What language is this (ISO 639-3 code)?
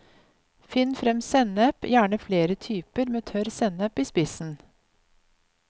nor